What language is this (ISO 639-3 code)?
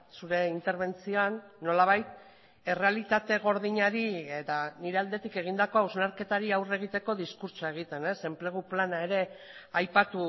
eus